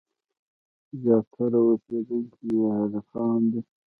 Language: Pashto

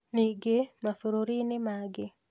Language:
Kikuyu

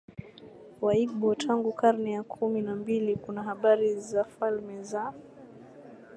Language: Swahili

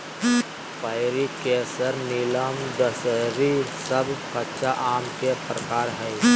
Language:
Magahi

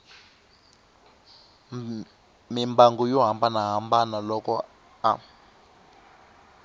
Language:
Tsonga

